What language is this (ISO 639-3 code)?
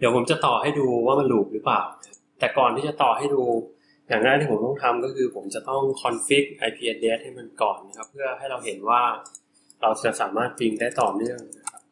tha